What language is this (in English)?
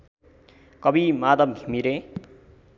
Nepali